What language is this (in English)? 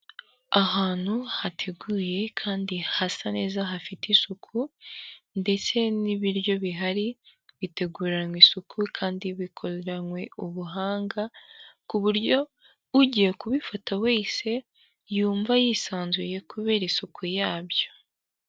Kinyarwanda